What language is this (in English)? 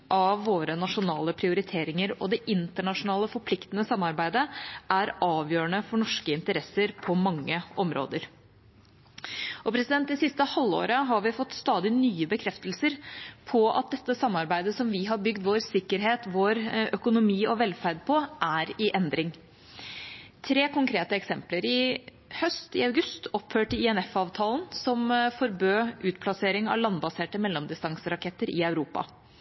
Norwegian Bokmål